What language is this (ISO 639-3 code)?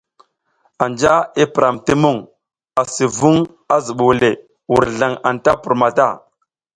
giz